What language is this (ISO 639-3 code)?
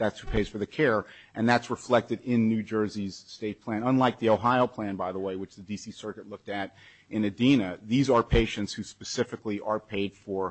eng